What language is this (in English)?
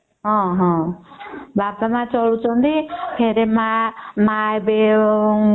Odia